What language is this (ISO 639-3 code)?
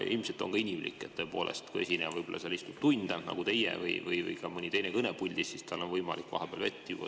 est